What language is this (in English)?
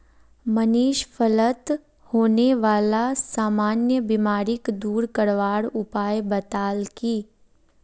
Magahi